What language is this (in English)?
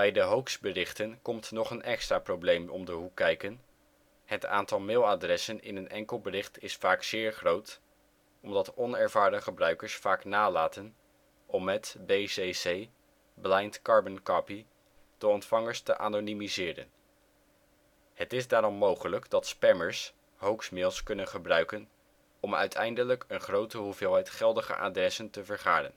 Dutch